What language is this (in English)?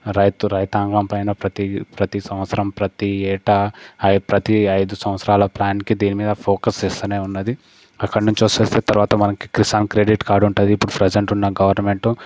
Telugu